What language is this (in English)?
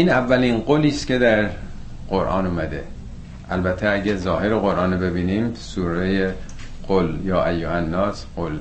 Persian